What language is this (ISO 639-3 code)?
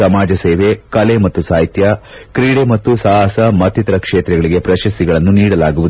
kan